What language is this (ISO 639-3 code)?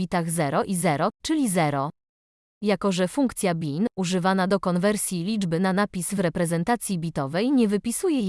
pol